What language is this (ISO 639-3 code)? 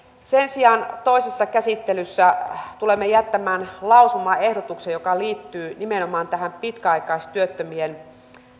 fin